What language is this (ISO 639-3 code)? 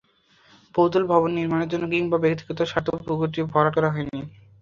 ben